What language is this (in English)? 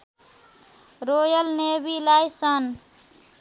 Nepali